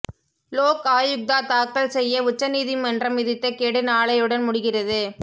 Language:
Tamil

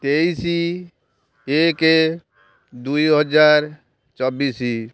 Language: Odia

